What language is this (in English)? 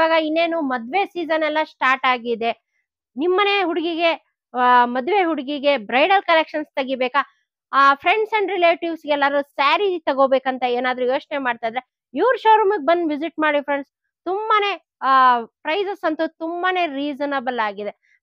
Kannada